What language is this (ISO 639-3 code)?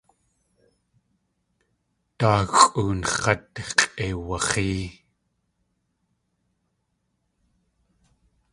tli